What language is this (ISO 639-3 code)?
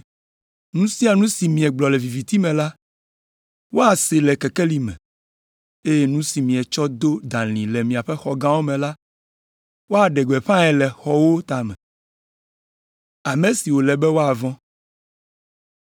ewe